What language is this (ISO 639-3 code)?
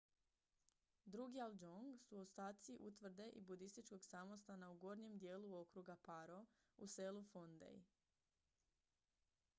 hrv